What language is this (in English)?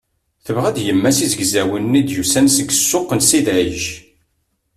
Kabyle